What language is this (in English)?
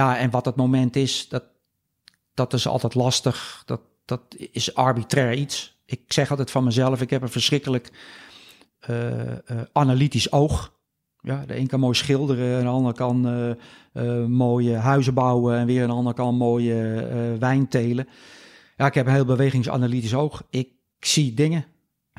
Dutch